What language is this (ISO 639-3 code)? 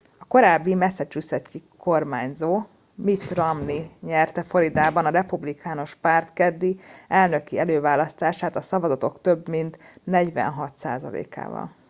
hun